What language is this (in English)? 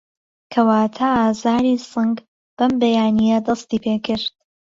Central Kurdish